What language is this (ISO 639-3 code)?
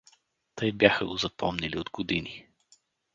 bul